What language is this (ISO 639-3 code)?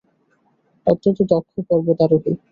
ben